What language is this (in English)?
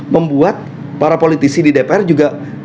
Indonesian